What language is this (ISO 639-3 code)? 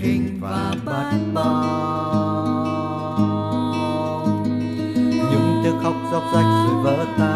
vie